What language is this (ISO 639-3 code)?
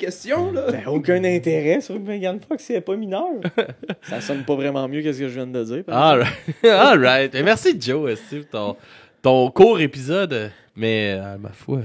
fra